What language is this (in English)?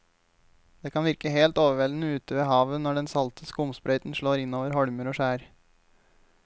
Norwegian